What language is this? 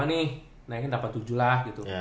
Indonesian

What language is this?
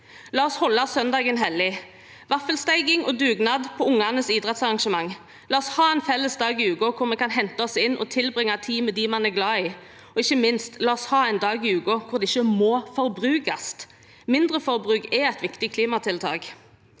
Norwegian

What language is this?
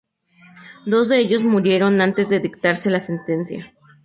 Spanish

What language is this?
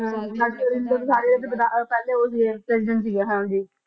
Punjabi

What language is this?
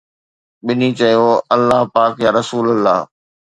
Sindhi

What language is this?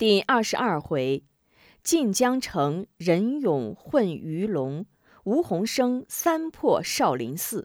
Chinese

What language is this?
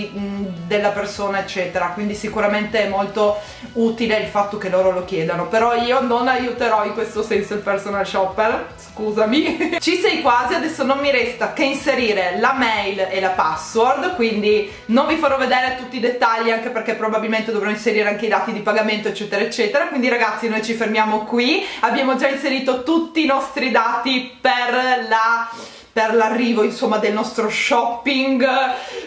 Italian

